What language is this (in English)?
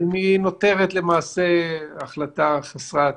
Hebrew